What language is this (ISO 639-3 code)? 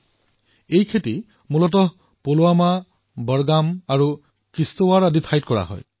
asm